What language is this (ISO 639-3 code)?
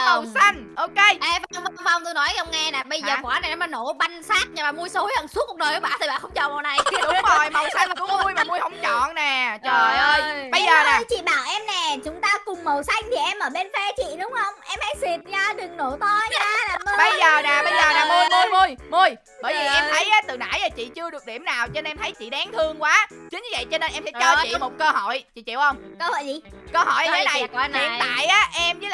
vie